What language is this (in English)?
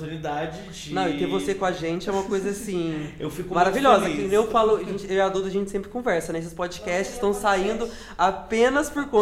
Portuguese